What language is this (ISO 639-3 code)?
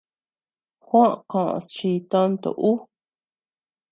cux